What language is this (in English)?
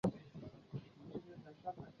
Chinese